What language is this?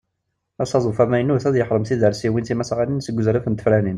Kabyle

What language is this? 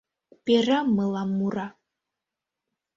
Mari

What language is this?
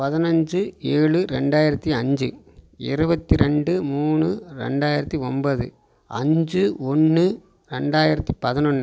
Tamil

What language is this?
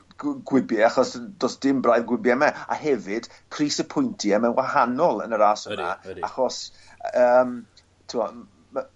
Welsh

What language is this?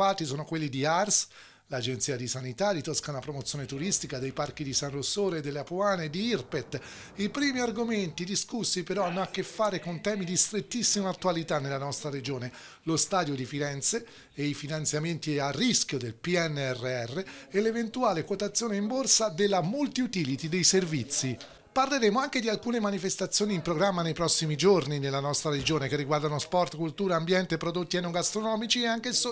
Italian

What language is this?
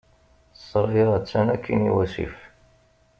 Kabyle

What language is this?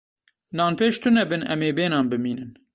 Kurdish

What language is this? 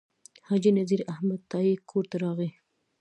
Pashto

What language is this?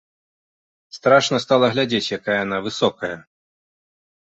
Belarusian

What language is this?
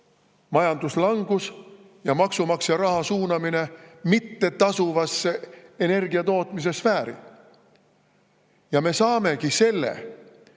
Estonian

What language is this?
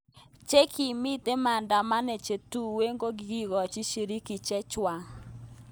Kalenjin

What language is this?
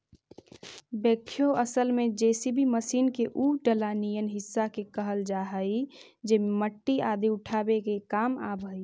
Magahi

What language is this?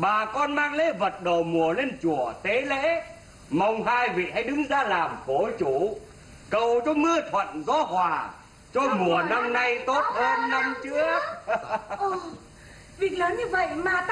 Vietnamese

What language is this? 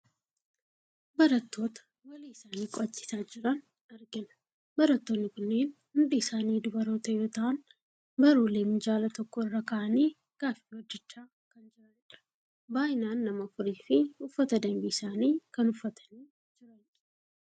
Oromo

